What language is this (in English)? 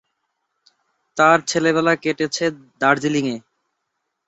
Bangla